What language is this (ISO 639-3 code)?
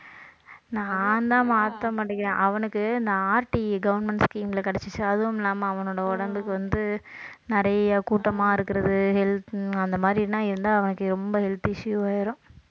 tam